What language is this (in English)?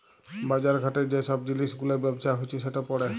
Bangla